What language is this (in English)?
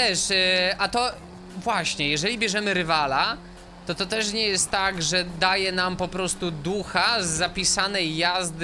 Polish